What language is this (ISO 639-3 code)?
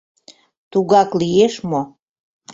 chm